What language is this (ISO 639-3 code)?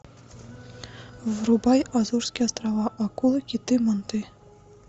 rus